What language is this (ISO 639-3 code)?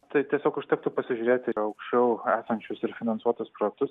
lit